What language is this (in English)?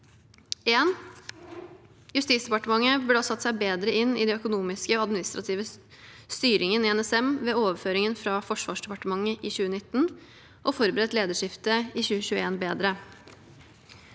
Norwegian